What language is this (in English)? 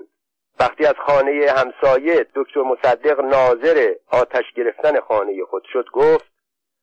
Persian